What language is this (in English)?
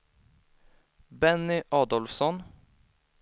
Swedish